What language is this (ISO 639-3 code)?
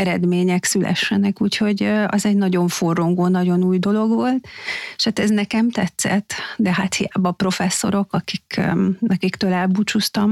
hun